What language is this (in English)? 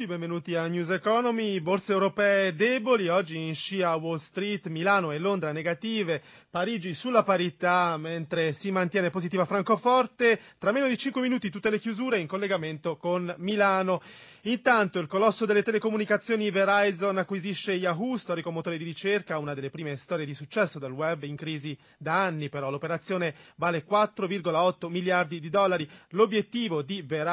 Italian